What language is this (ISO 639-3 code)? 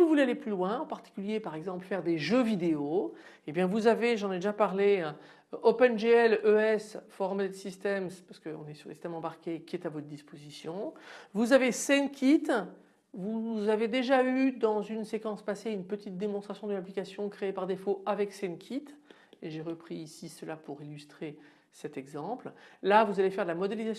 fra